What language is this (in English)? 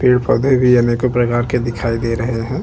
Hindi